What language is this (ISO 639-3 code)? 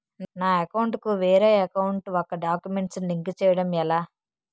tel